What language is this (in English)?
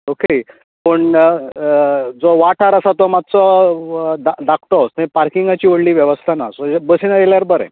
Konkani